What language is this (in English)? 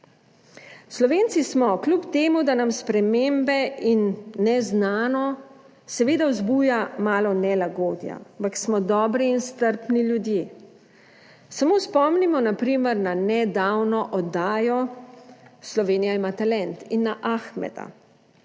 Slovenian